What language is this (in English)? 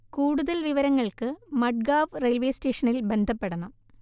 Malayalam